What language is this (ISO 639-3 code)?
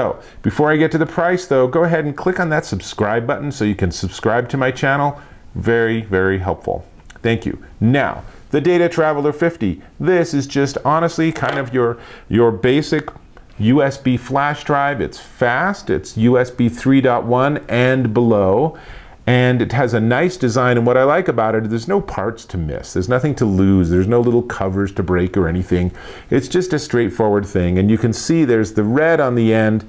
eng